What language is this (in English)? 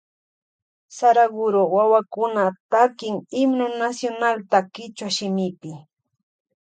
Loja Highland Quichua